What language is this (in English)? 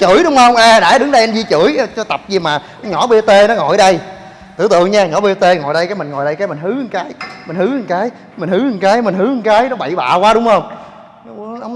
Vietnamese